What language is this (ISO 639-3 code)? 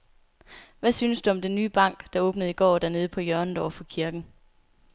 dan